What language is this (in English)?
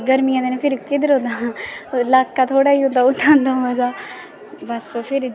Dogri